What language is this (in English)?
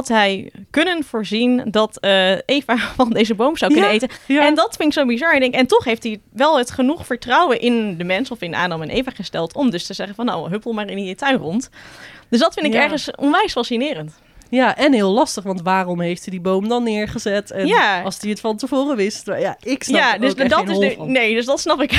Dutch